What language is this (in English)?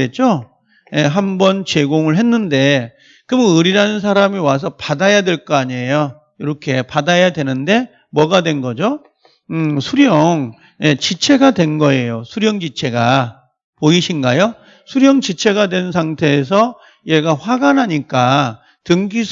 Korean